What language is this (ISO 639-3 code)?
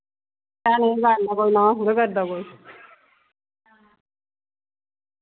doi